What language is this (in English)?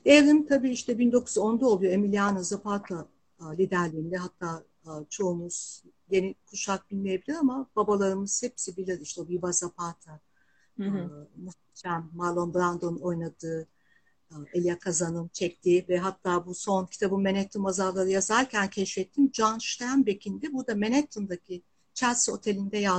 Turkish